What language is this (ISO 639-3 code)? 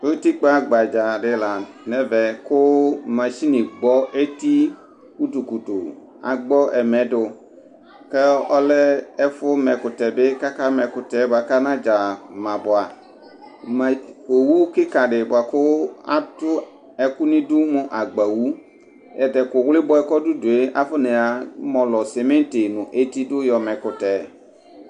kpo